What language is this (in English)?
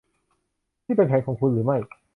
Thai